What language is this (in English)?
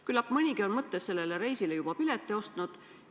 Estonian